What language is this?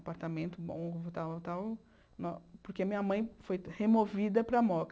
Portuguese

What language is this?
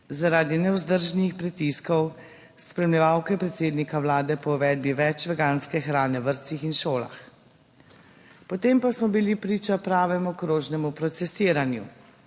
Slovenian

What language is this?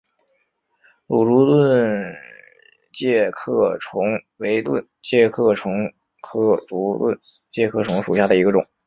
Chinese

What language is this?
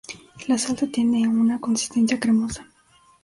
Spanish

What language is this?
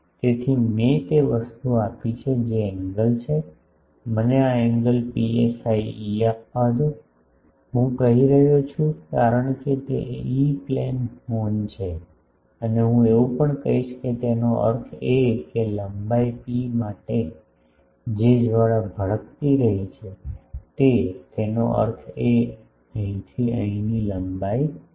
Gujarati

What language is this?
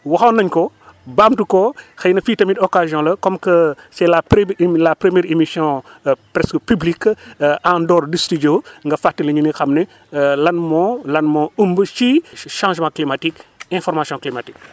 Wolof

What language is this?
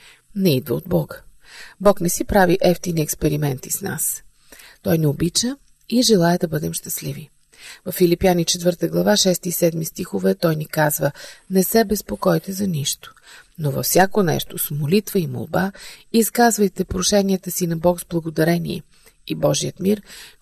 Bulgarian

